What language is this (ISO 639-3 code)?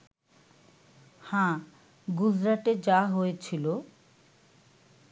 ben